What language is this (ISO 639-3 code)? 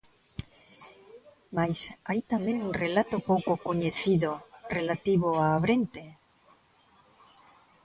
glg